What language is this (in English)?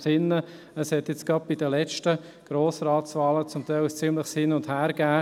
Swiss German